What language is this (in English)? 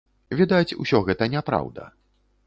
Belarusian